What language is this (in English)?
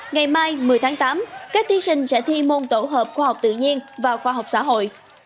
Vietnamese